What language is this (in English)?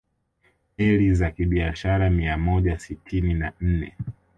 Swahili